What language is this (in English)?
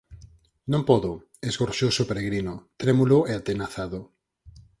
Galician